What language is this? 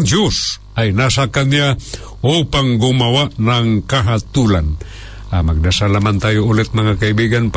Filipino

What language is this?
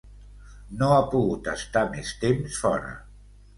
Catalan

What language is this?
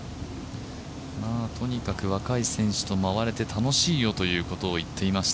Japanese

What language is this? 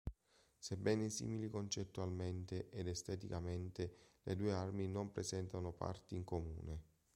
Italian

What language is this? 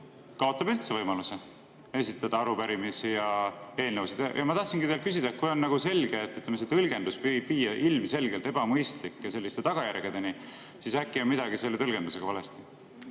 Estonian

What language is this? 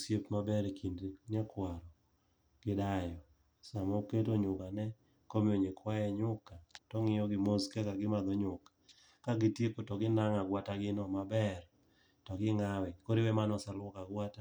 Luo (Kenya and Tanzania)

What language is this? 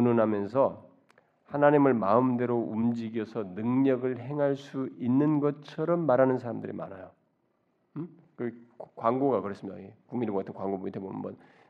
Korean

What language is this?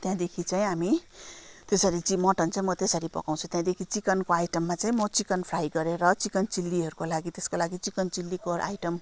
Nepali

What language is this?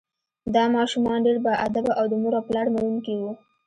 Pashto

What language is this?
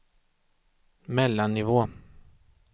Swedish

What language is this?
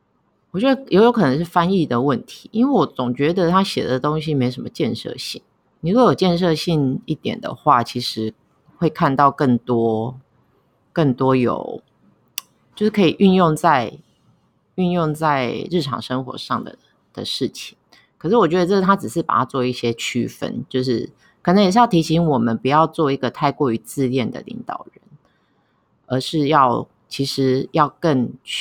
Chinese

